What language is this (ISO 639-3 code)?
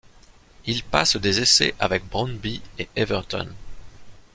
fra